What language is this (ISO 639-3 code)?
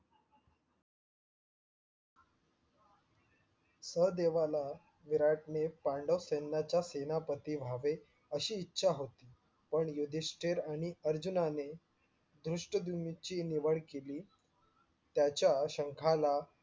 mar